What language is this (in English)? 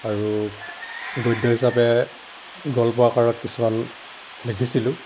Assamese